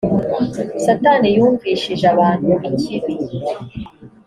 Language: Kinyarwanda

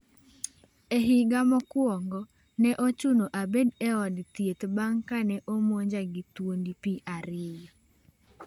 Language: Luo (Kenya and Tanzania)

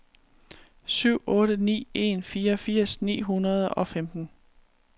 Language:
Danish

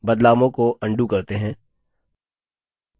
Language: Hindi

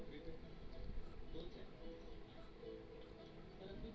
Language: Bhojpuri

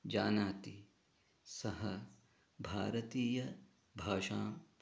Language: Sanskrit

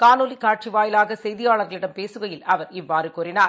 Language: Tamil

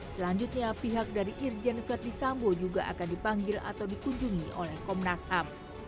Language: Indonesian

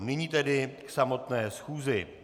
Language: Czech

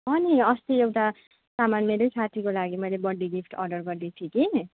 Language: Nepali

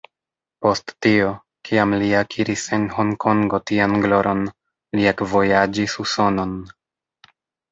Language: Esperanto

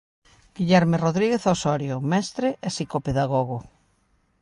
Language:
Galician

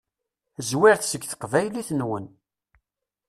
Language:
Kabyle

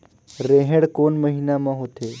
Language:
Chhattisgarhi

